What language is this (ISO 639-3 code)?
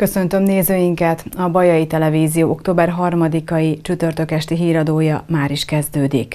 hun